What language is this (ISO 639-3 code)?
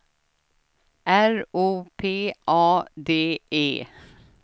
swe